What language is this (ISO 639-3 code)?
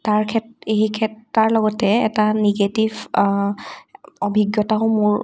asm